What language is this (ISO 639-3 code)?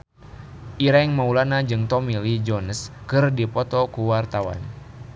sun